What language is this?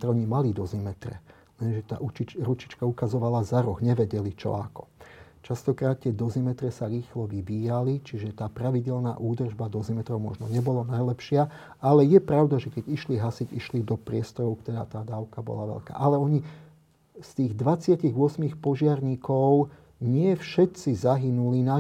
Slovak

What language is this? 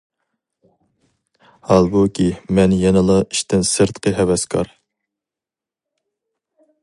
Uyghur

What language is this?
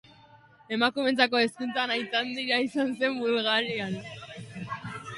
Basque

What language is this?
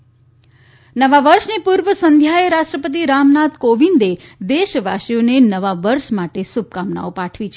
Gujarati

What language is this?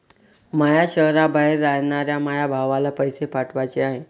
Marathi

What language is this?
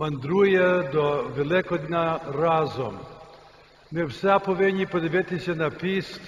Ukrainian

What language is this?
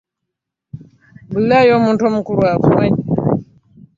Ganda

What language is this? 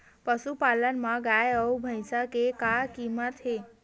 Chhattisgarhi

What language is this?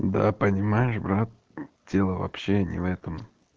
Russian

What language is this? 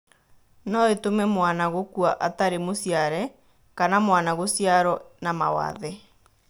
Kikuyu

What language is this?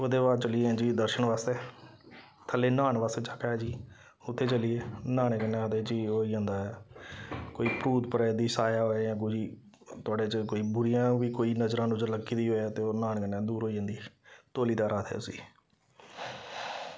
Dogri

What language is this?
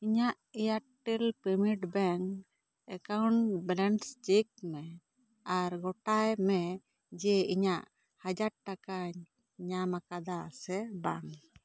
Santali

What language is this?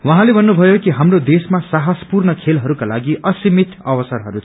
Nepali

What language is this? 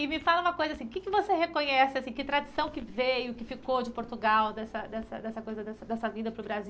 Portuguese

